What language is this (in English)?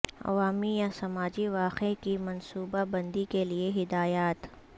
Urdu